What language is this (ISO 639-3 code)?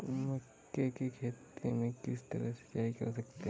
hin